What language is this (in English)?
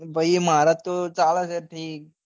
Gujarati